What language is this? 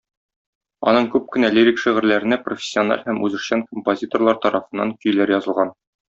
Tatar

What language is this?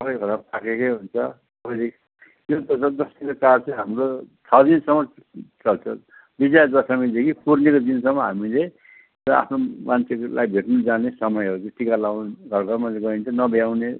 Nepali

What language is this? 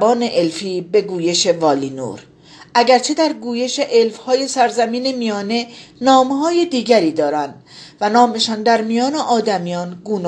Persian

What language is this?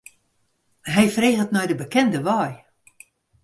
Western Frisian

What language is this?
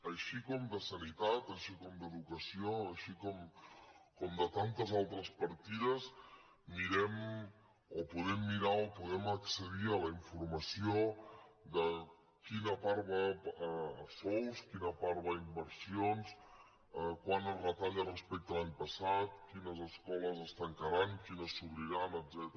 Catalan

